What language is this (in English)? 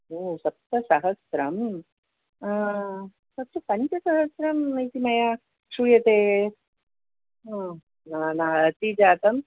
Sanskrit